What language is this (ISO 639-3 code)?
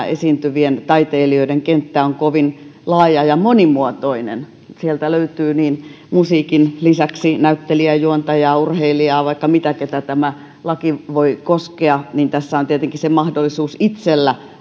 fin